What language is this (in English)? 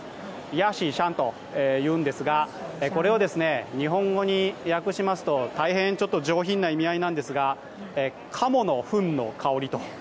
Japanese